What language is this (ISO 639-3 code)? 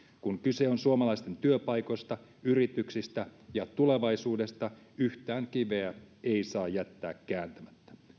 fin